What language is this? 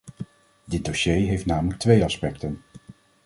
Dutch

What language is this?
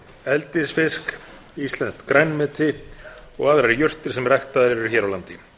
Icelandic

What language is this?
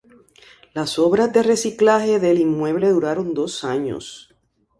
Spanish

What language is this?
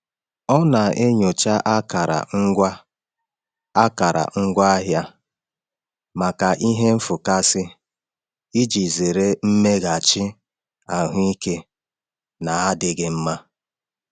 Igbo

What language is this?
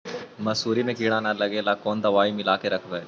Magahi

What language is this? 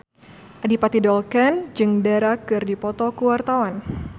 Sundanese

